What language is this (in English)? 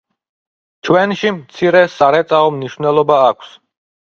Georgian